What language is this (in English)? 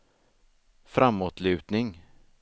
Swedish